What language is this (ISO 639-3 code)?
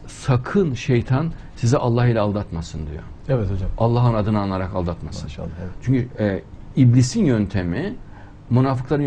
tur